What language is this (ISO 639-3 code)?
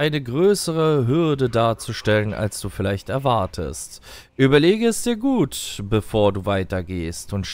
deu